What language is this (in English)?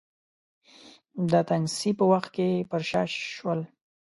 Pashto